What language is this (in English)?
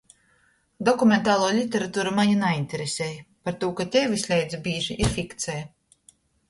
Latgalian